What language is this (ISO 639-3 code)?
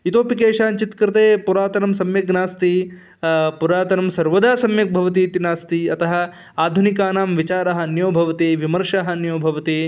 san